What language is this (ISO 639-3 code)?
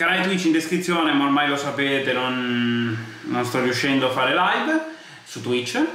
ita